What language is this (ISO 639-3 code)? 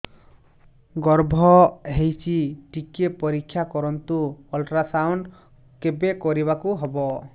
ori